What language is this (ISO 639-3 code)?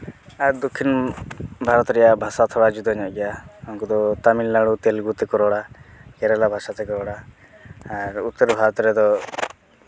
sat